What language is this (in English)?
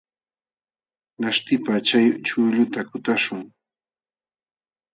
Jauja Wanca Quechua